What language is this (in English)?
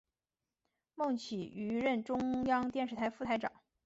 Chinese